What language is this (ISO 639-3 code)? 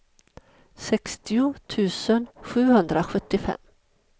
swe